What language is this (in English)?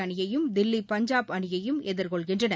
Tamil